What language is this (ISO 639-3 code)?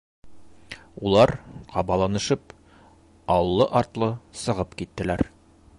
bak